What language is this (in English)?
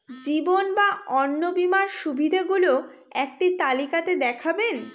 Bangla